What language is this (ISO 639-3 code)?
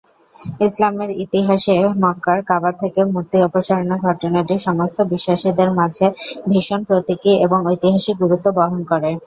ben